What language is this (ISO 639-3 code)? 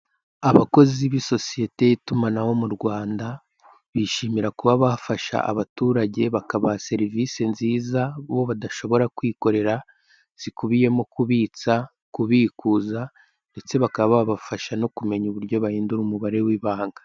kin